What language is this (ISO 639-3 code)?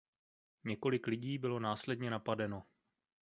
ces